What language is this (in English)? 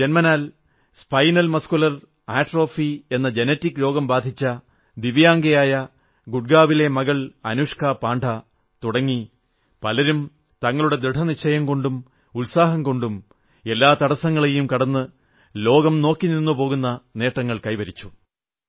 Malayalam